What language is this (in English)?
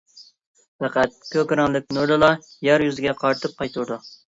Uyghur